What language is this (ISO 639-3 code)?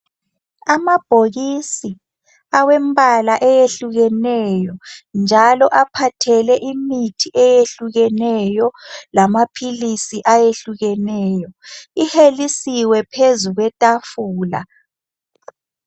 nde